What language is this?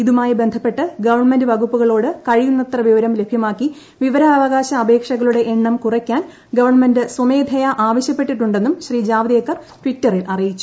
Malayalam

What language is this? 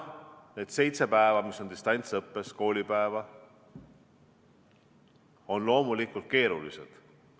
Estonian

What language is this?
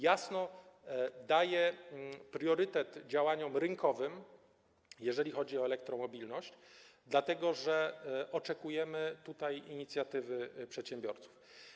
Polish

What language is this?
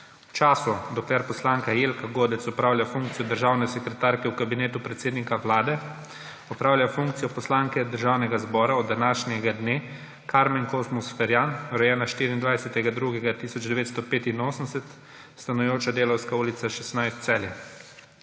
Slovenian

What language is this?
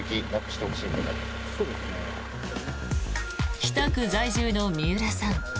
Japanese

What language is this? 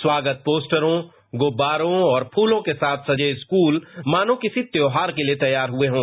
Hindi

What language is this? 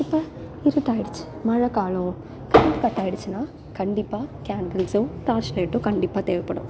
Tamil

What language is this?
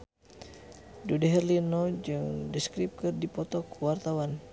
Sundanese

